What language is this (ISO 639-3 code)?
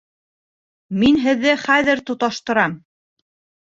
bak